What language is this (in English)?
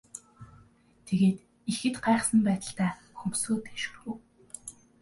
Mongolian